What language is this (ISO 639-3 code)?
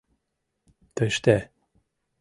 chm